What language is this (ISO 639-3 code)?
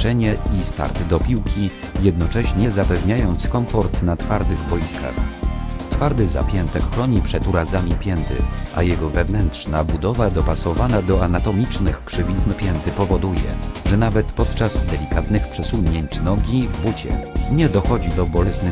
pol